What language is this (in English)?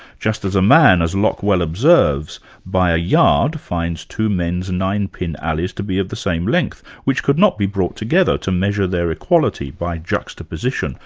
English